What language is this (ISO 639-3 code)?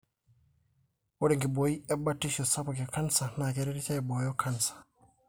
mas